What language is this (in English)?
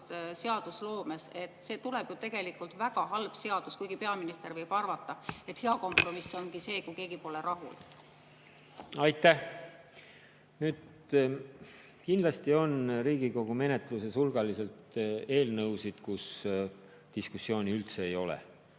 Estonian